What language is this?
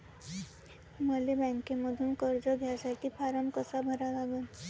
Marathi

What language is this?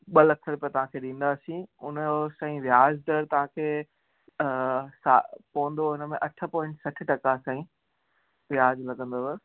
Sindhi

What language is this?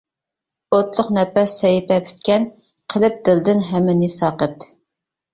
Uyghur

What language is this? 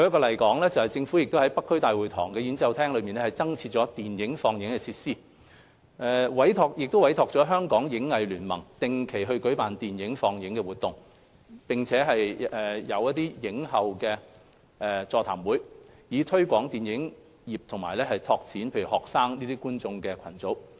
Cantonese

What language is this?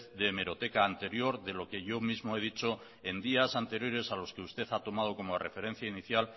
Spanish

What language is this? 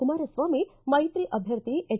Kannada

